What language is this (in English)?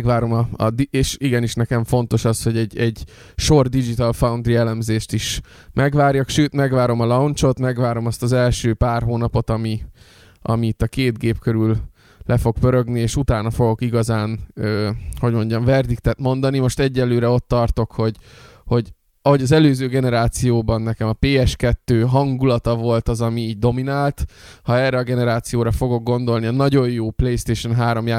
Hungarian